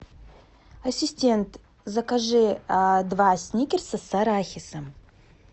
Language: Russian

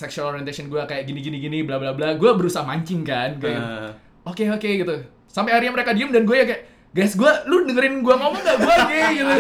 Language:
Indonesian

